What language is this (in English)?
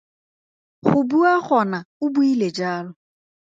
Tswana